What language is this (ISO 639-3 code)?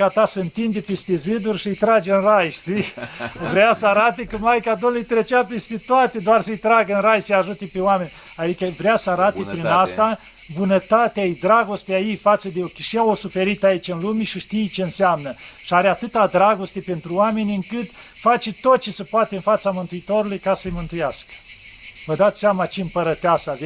ron